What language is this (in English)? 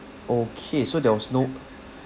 English